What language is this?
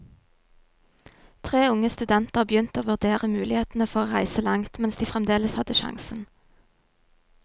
Norwegian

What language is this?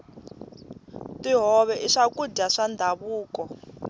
Tsonga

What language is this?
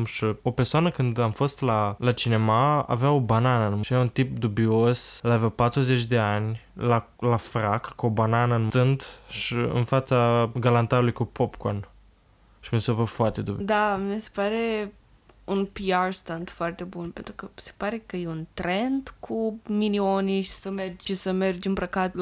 Romanian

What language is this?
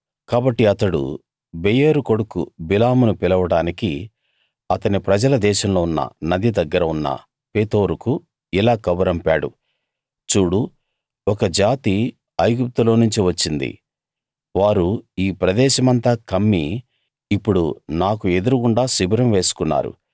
Telugu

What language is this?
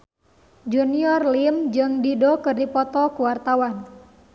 Sundanese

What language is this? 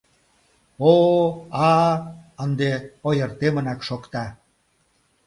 Mari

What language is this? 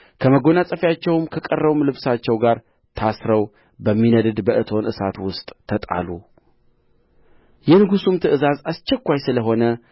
Amharic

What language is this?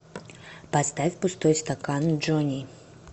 Russian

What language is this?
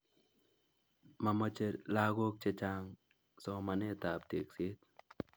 Kalenjin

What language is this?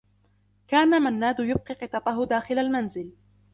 Arabic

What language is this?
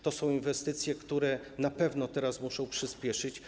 Polish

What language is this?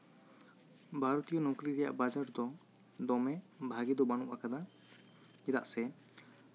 Santali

